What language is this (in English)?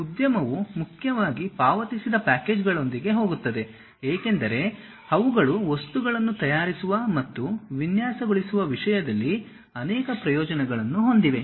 Kannada